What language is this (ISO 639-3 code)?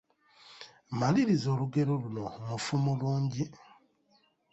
lug